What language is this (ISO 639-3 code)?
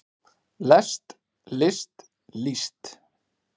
isl